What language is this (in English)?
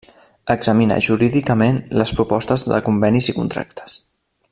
Catalan